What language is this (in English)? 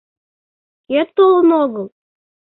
Mari